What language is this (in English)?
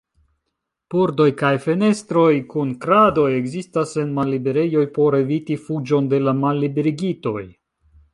Esperanto